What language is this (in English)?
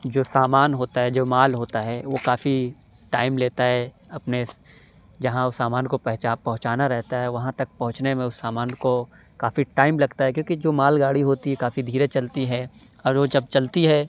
Urdu